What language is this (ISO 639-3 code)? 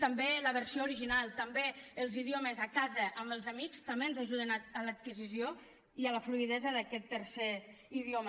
cat